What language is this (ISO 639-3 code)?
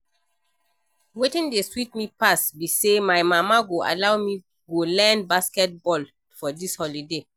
pcm